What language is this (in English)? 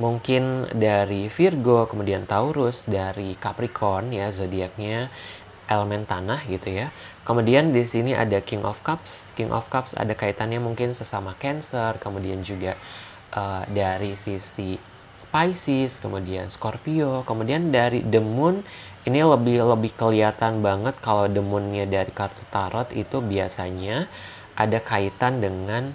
Indonesian